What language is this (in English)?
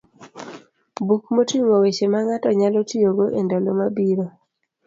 Luo (Kenya and Tanzania)